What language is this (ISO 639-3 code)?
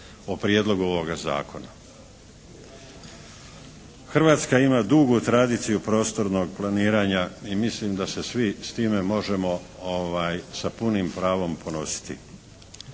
hrv